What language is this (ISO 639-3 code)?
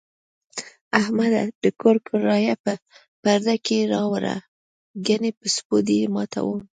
pus